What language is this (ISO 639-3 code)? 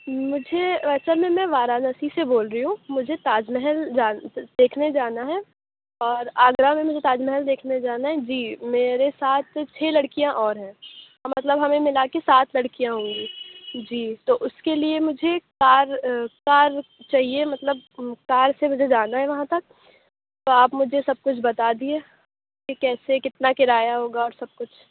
urd